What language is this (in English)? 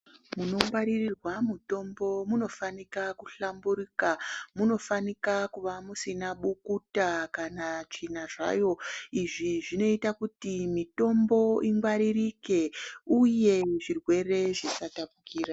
Ndau